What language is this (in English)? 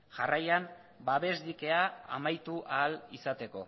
Basque